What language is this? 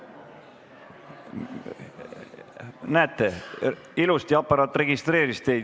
Estonian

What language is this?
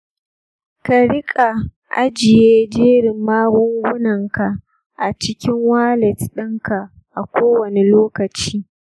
Hausa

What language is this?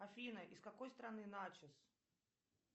Russian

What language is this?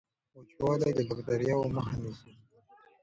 Pashto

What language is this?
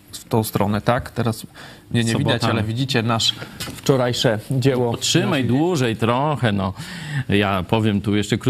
Polish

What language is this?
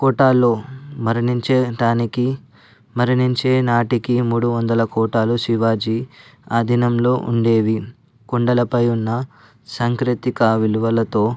Telugu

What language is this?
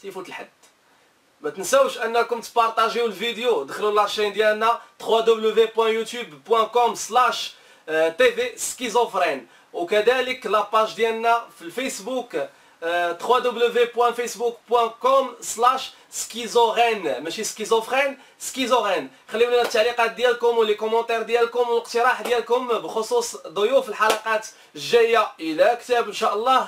Arabic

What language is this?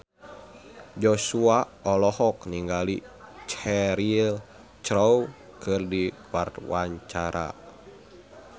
Sundanese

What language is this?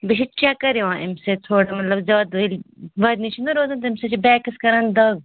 Kashmiri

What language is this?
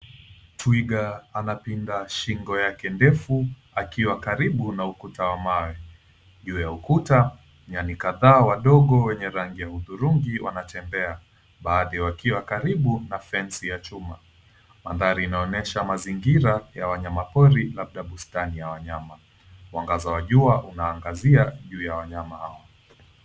Swahili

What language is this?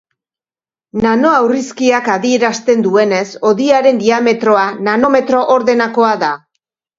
Basque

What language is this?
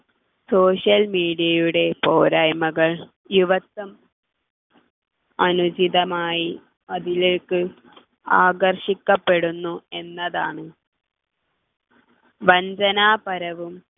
Malayalam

